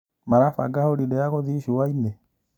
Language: Kikuyu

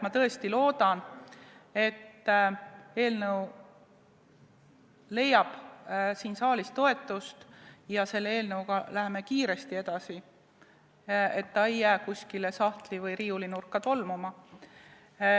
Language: Estonian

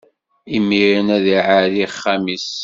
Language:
Kabyle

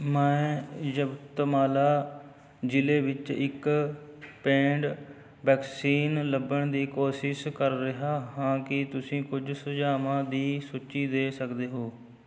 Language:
Punjabi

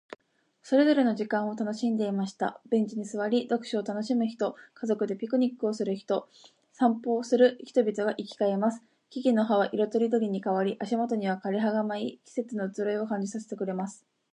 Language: Japanese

